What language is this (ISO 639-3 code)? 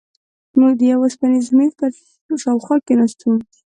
pus